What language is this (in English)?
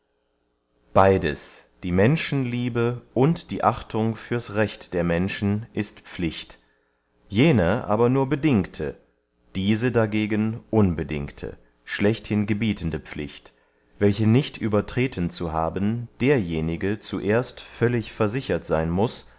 German